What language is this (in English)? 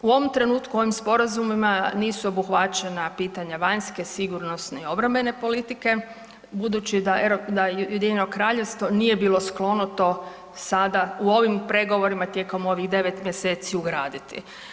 Croatian